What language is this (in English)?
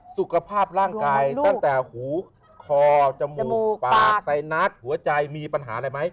Thai